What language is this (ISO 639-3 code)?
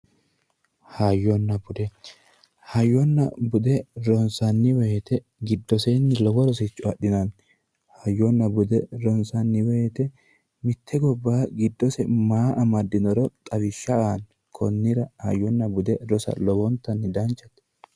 sid